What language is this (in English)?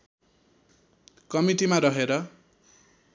Nepali